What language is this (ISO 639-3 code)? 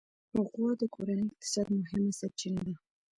pus